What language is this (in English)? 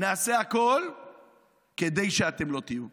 Hebrew